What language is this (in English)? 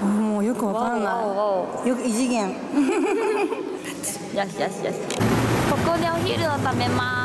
Japanese